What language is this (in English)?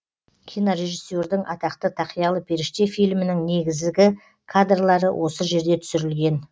Kazakh